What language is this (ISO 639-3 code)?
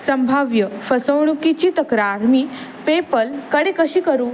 mar